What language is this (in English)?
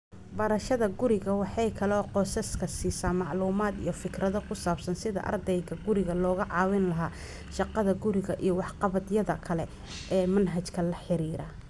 Somali